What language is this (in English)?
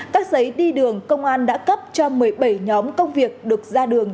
Vietnamese